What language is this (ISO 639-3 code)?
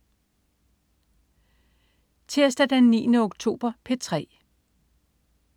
dan